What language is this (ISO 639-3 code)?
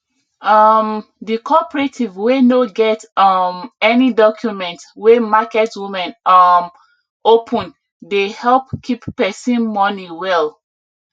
pcm